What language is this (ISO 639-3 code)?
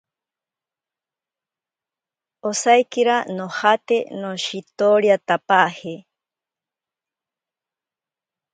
prq